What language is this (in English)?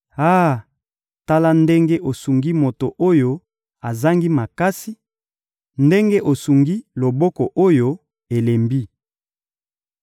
Lingala